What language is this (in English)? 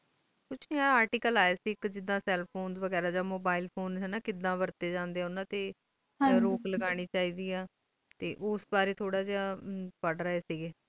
Punjabi